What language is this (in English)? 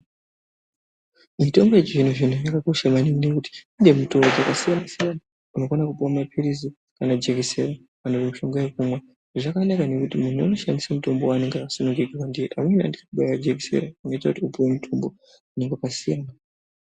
Ndau